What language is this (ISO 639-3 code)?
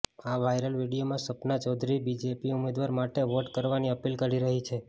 guj